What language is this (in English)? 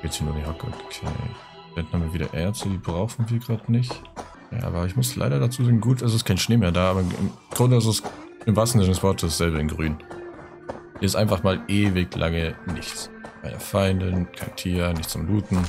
German